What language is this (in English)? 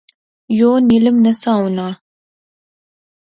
Pahari-Potwari